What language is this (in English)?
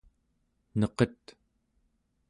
Central Yupik